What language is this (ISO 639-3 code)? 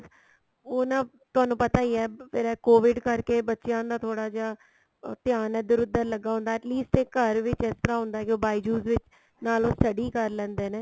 pan